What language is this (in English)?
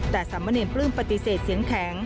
Thai